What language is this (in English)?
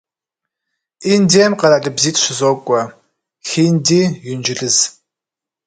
Kabardian